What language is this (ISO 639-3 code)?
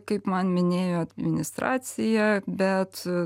lit